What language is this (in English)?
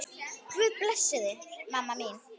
Icelandic